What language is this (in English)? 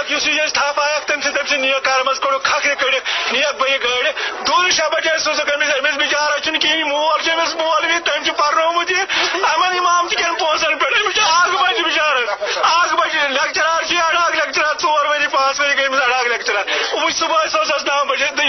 Urdu